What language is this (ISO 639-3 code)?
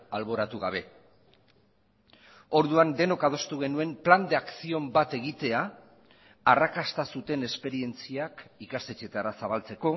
eus